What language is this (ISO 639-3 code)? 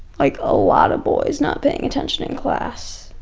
eng